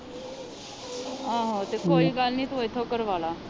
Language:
Punjabi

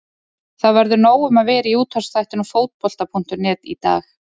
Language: Icelandic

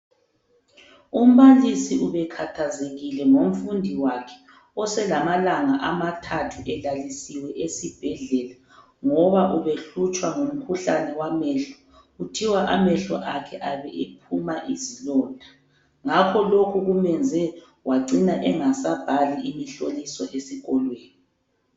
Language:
North Ndebele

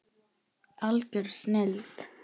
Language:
Icelandic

